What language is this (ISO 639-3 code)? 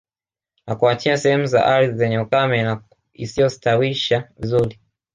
swa